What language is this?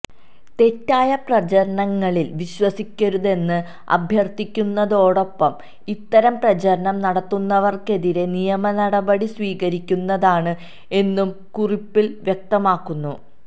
Malayalam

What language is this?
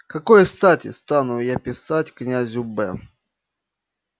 Russian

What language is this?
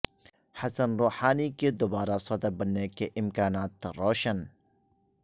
Urdu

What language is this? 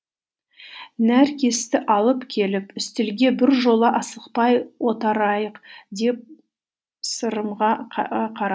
Kazakh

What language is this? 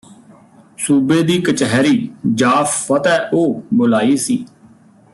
Punjabi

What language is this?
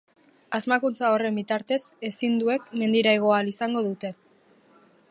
Basque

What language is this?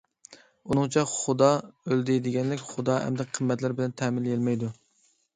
Uyghur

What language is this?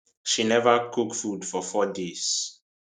Nigerian Pidgin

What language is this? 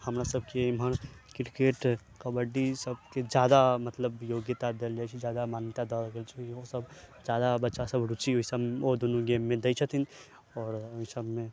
Maithili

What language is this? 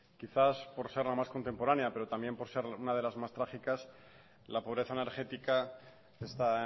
Spanish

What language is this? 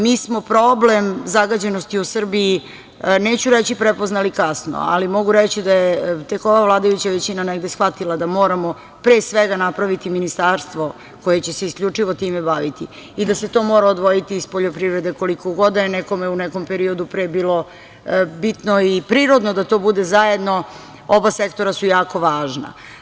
Serbian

